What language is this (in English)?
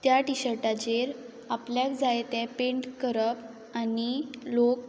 Konkani